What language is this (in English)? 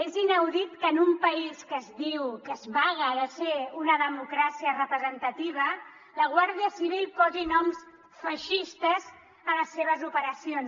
Catalan